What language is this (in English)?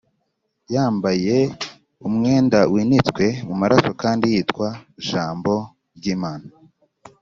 Kinyarwanda